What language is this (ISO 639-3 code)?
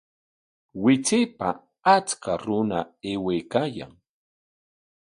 qwa